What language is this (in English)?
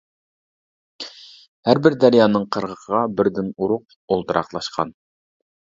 Uyghur